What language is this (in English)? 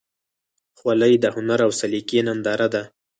Pashto